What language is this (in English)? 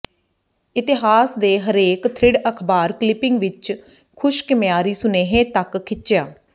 Punjabi